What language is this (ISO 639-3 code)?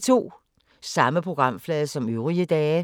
dan